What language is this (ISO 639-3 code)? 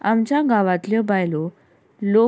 kok